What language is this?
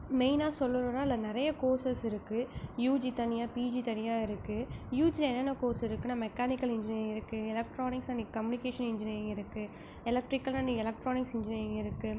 Tamil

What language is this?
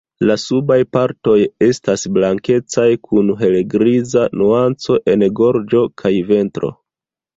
Esperanto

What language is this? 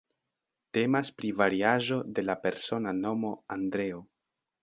Esperanto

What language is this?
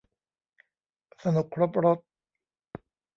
Thai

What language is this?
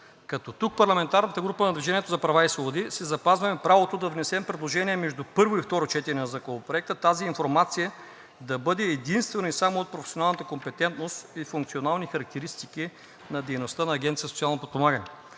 Bulgarian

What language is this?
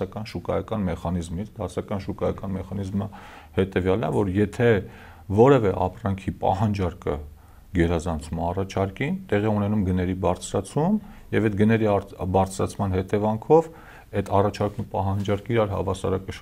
Romanian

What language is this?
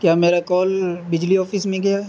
Urdu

